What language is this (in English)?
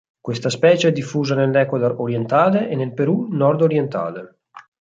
Italian